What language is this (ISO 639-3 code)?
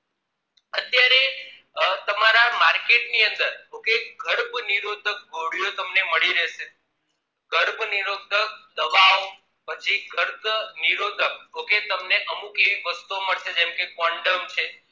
guj